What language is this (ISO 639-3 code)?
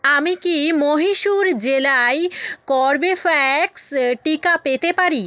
ben